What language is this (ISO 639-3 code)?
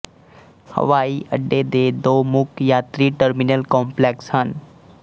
pan